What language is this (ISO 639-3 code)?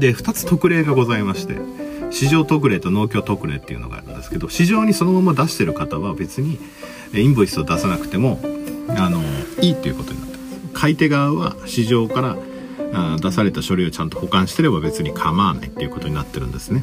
jpn